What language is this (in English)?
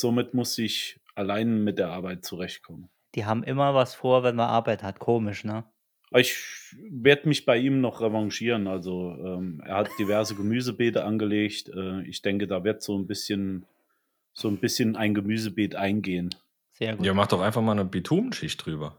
German